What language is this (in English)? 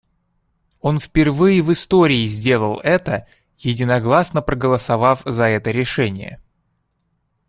Russian